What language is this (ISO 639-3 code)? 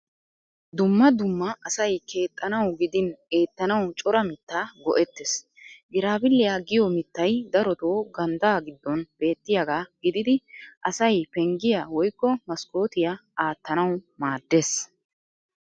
wal